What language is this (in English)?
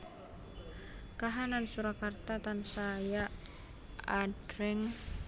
Javanese